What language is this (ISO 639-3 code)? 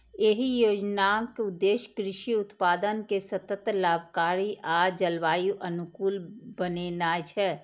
mai